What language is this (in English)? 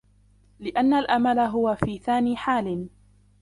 Arabic